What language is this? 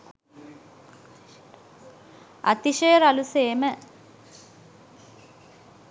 Sinhala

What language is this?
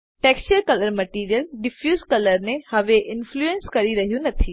Gujarati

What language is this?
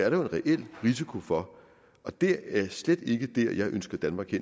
Danish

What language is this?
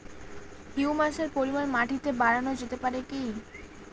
Bangla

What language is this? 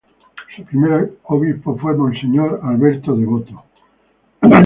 Spanish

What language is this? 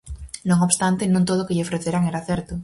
Galician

